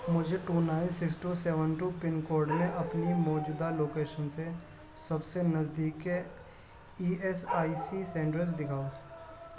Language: Urdu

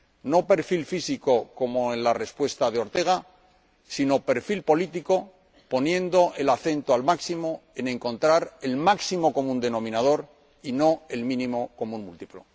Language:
Spanish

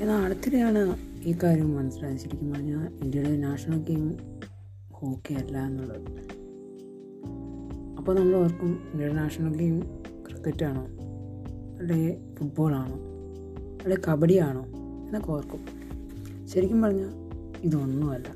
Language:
Malayalam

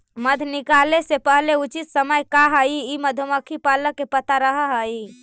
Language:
Magahi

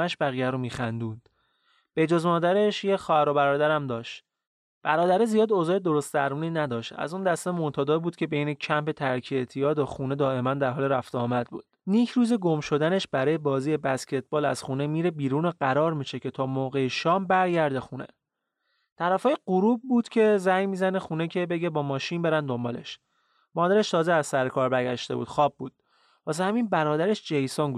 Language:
Persian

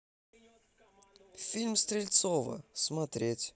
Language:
Russian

